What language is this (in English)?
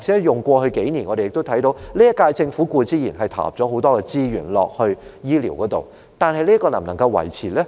Cantonese